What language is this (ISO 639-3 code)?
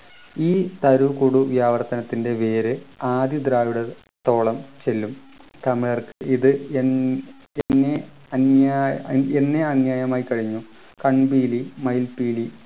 mal